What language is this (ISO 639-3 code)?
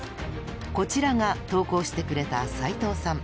jpn